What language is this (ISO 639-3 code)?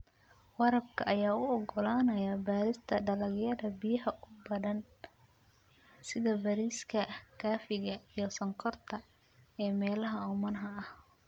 som